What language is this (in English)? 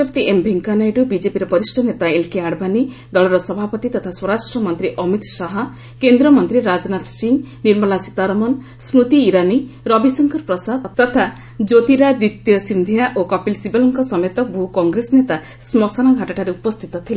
Odia